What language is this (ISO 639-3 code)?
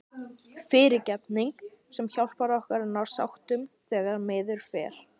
isl